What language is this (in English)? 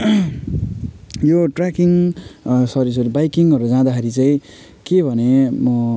Nepali